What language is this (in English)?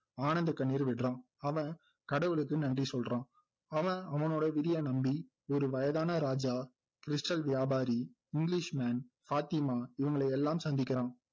Tamil